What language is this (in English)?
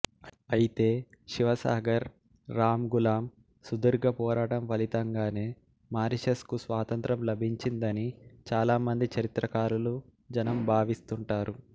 Telugu